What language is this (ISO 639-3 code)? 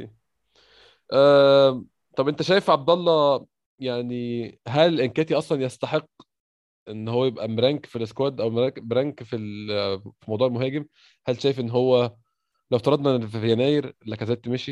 ara